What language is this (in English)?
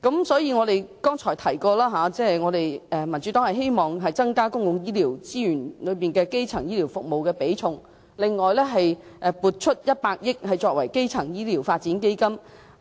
Cantonese